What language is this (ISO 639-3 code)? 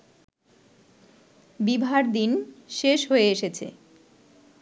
ben